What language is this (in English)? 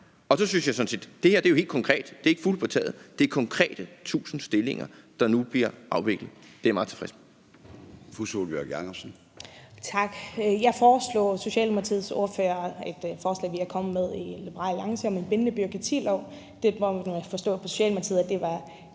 Danish